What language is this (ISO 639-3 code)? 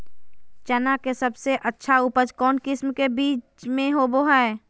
mag